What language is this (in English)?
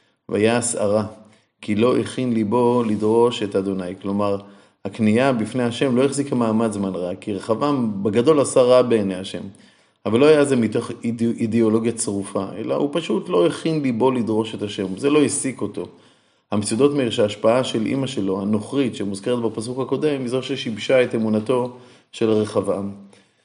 Hebrew